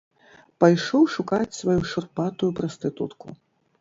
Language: Belarusian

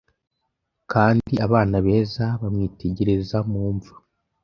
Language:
Kinyarwanda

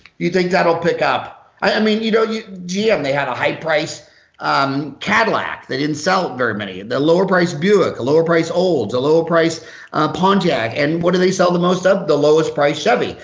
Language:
English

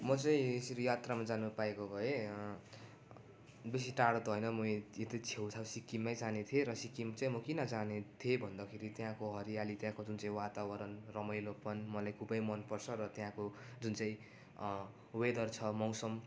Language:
Nepali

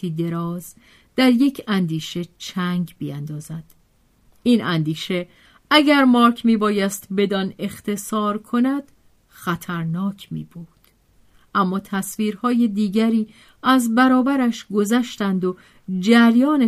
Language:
Persian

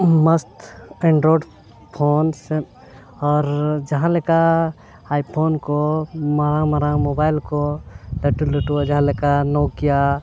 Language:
Santali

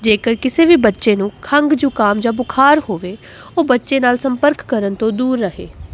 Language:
Punjabi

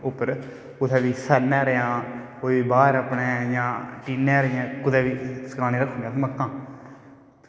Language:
Dogri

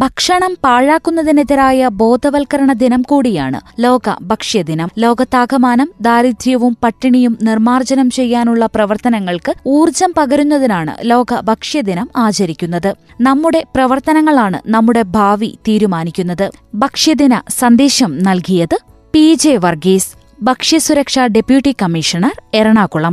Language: Malayalam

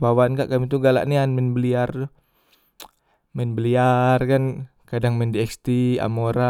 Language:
Musi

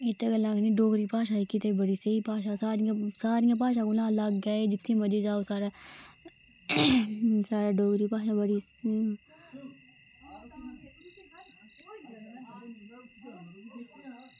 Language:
Dogri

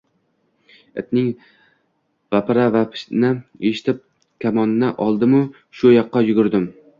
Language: Uzbek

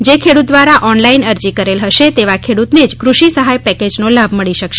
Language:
Gujarati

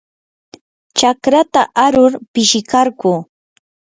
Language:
Yanahuanca Pasco Quechua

